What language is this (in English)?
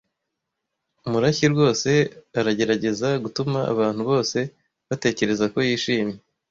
Kinyarwanda